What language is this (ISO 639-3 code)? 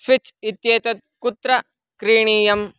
san